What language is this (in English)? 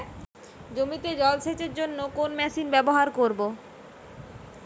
Bangla